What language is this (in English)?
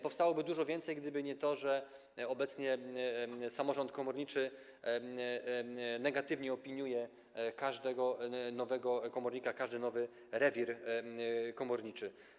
Polish